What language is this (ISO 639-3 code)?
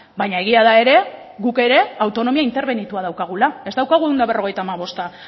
eus